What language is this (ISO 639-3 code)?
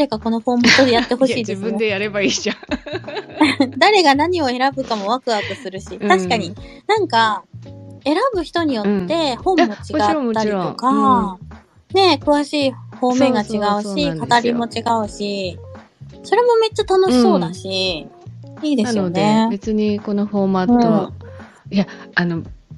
jpn